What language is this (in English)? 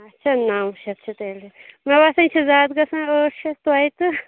Kashmiri